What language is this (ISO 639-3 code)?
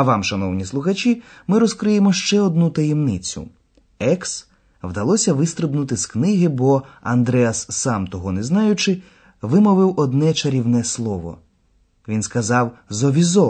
ukr